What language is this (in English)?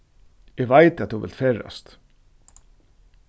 Faroese